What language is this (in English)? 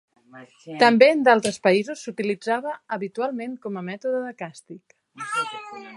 Catalan